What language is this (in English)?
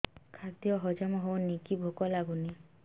Odia